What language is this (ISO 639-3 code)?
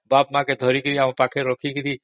ori